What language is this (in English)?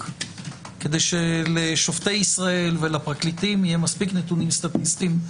Hebrew